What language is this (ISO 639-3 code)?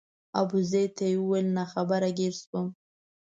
pus